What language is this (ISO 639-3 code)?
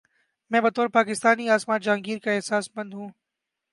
urd